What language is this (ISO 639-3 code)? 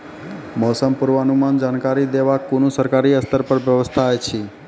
mai